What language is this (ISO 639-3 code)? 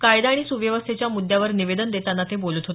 mar